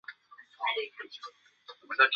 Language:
Chinese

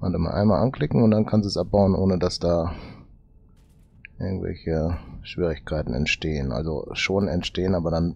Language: German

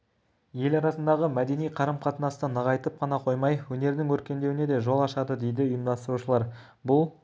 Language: Kazakh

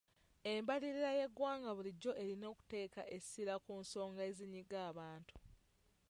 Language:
Ganda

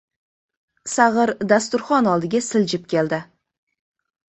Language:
Uzbek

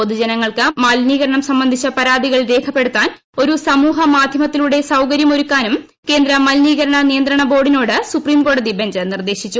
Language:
Malayalam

